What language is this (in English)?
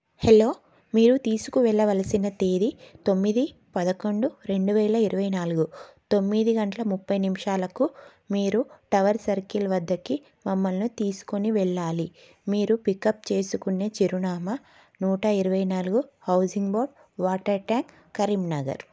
Telugu